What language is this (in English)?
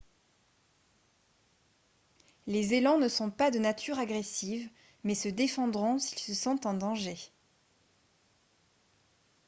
French